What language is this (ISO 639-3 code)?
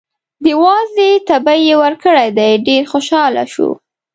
pus